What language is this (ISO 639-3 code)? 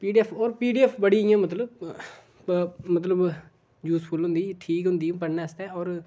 doi